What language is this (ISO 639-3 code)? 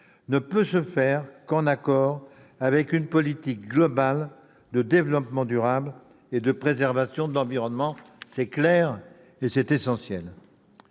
fra